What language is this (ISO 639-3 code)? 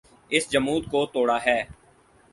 urd